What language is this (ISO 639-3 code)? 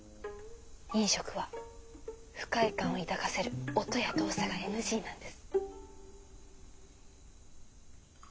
jpn